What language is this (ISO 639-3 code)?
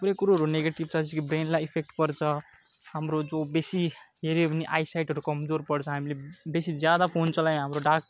nep